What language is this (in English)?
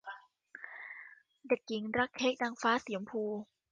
Thai